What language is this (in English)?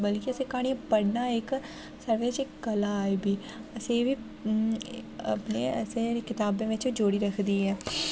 Dogri